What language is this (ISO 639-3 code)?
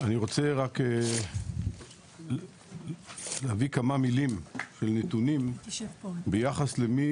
heb